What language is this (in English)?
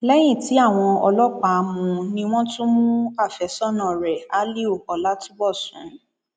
Yoruba